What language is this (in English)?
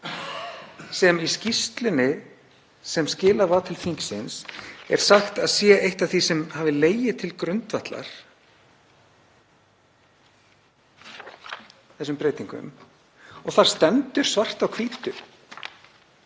Icelandic